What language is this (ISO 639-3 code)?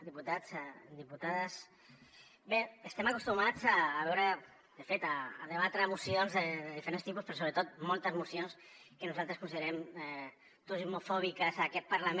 cat